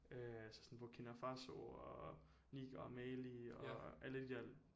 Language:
Danish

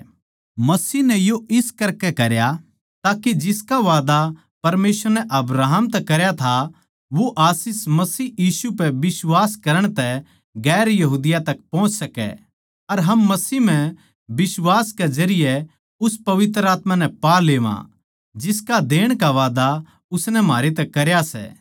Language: Haryanvi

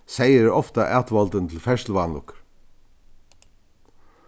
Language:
Faroese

